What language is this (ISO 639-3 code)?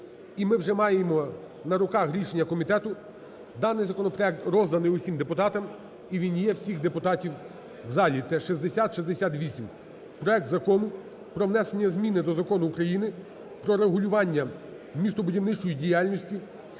ukr